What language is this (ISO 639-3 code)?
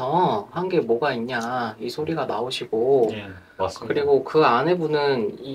kor